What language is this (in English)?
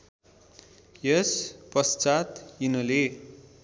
Nepali